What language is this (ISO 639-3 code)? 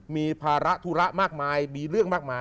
tha